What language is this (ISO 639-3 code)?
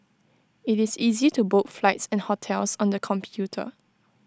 eng